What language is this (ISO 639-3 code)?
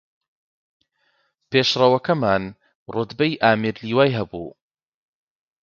ckb